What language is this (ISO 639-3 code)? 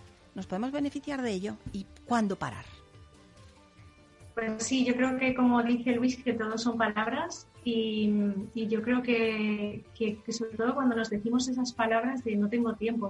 spa